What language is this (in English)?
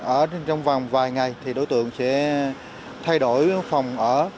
Vietnamese